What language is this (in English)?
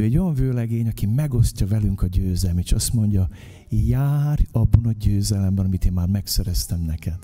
Hungarian